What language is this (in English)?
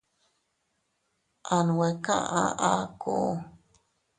Teutila Cuicatec